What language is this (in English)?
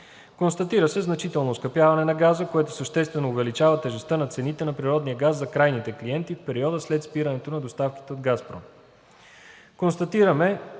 Bulgarian